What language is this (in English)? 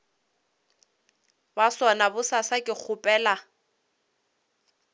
Northern Sotho